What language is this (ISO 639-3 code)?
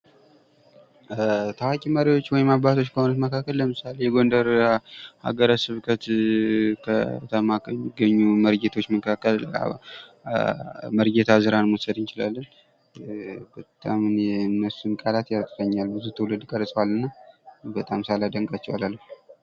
amh